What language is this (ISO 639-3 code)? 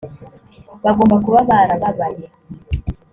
kin